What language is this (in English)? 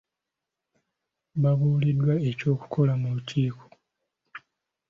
Ganda